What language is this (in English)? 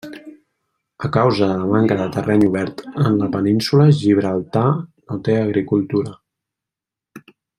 Catalan